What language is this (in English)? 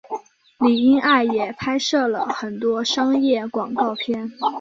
Chinese